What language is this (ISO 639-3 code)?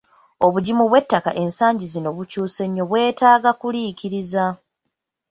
lug